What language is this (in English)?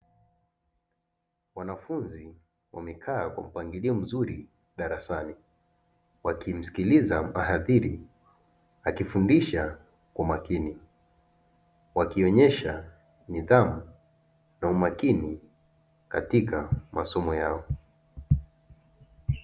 Swahili